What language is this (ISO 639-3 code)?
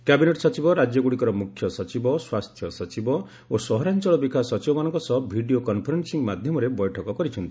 ori